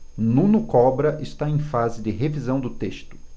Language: Portuguese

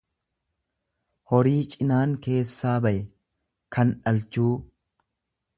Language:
Oromo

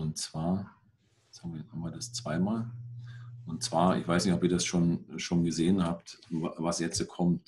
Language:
German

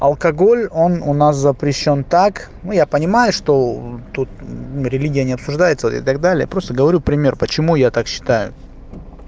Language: Russian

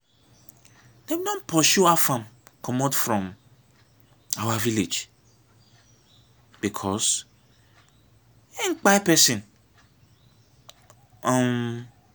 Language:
Nigerian Pidgin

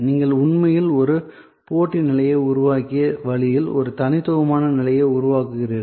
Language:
Tamil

